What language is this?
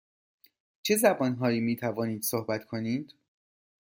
Persian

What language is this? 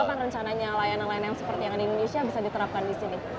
Indonesian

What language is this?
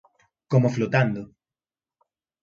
Galician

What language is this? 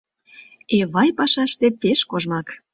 Mari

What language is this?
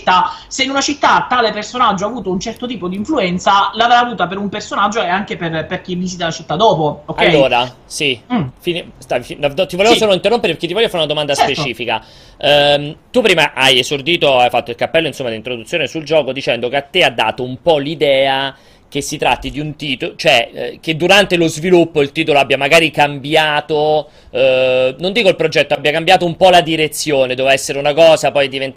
Italian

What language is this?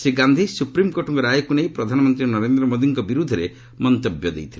Odia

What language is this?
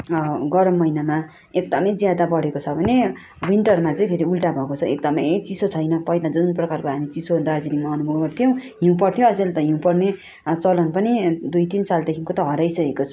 Nepali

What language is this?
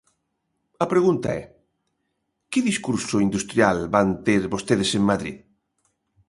Galician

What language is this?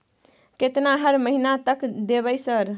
Maithili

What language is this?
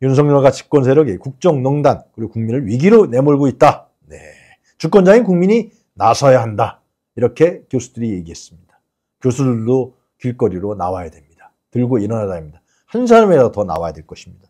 Korean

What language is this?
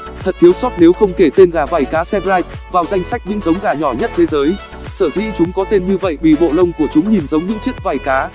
Vietnamese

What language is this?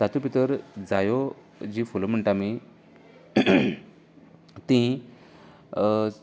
Konkani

